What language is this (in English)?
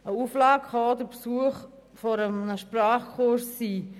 Swiss German